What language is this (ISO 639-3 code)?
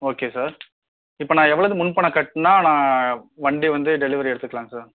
tam